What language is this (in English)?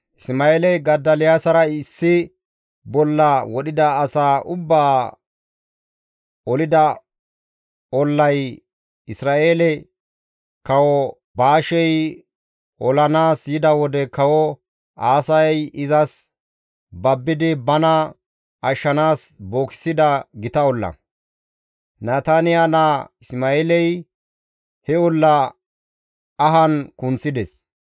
Gamo